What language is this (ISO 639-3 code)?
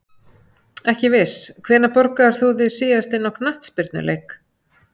isl